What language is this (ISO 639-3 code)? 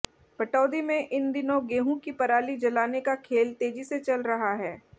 hin